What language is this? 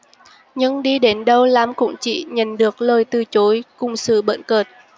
Vietnamese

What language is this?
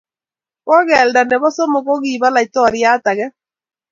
Kalenjin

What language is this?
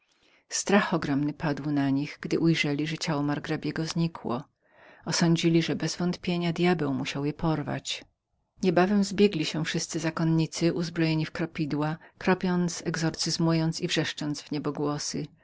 Polish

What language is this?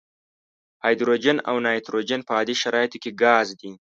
Pashto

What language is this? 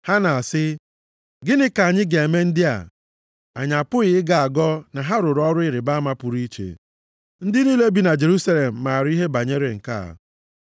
Igbo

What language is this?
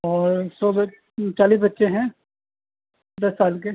Urdu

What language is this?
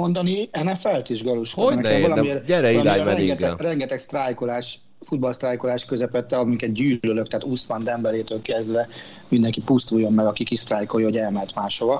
Hungarian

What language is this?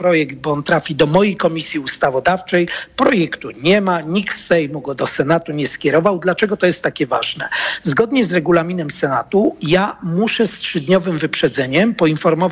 Polish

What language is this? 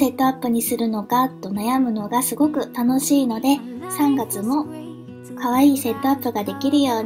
Japanese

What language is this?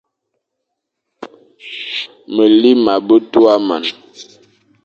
Fang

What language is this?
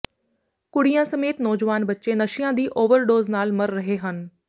Punjabi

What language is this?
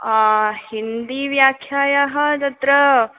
Sanskrit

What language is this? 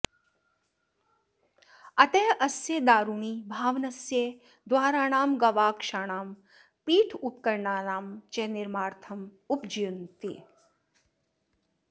Sanskrit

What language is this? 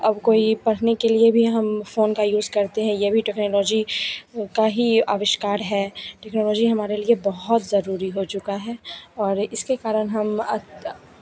Hindi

